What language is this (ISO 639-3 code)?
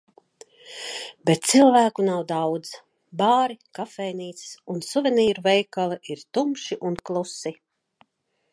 lav